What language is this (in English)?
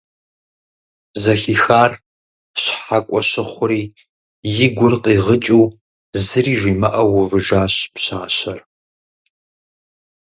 Kabardian